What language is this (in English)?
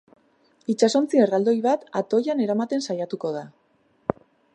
Basque